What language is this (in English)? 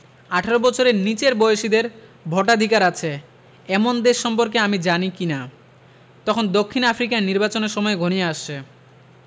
Bangla